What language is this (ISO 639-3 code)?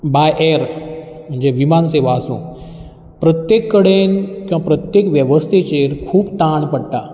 kok